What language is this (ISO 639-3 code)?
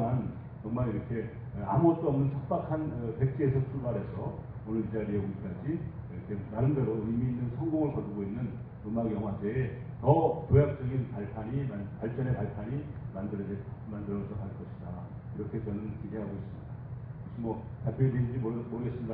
kor